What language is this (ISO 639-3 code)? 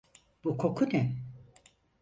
tur